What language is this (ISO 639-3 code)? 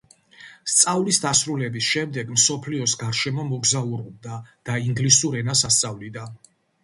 kat